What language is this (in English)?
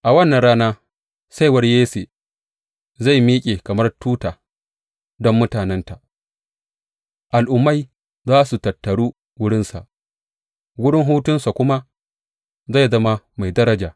Hausa